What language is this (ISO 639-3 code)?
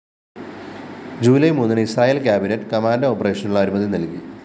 mal